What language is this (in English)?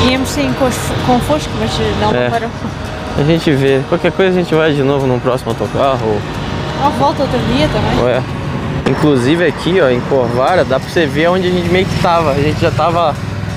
Portuguese